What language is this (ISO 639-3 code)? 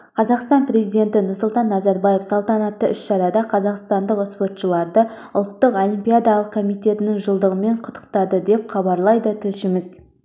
kaz